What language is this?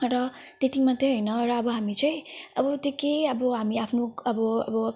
Nepali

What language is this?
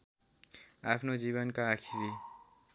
Nepali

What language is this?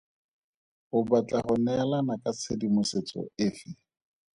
Tswana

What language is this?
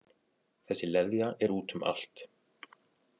Icelandic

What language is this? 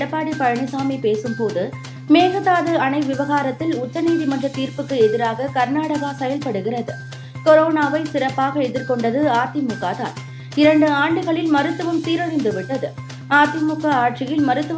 Tamil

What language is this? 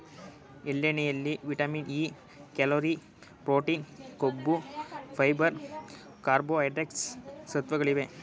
Kannada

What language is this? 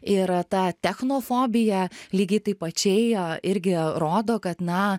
Lithuanian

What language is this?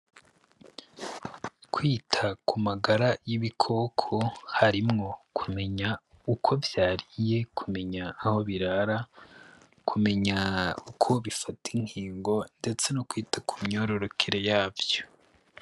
Rundi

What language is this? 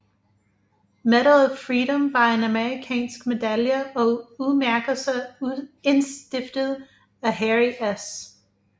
Danish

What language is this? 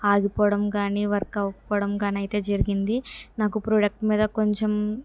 Telugu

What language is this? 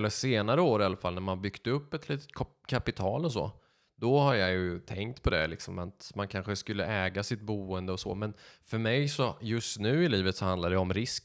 Swedish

